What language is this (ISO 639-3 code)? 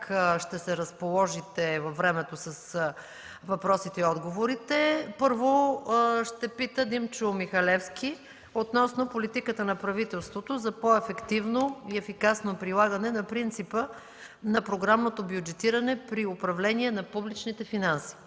bul